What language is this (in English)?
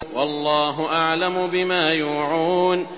Arabic